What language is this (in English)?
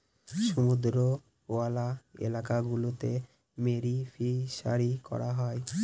Bangla